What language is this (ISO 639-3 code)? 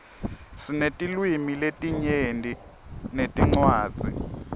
ssw